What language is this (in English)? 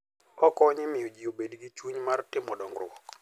Luo (Kenya and Tanzania)